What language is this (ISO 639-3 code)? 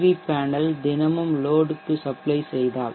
tam